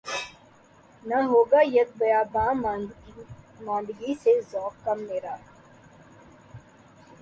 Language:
Urdu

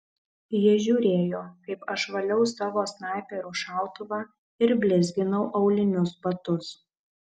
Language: Lithuanian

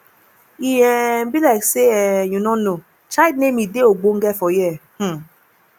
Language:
Nigerian Pidgin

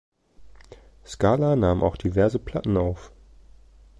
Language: German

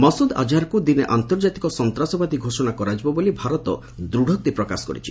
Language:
Odia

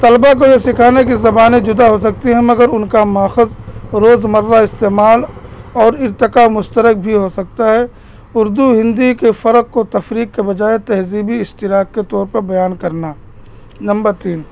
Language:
Urdu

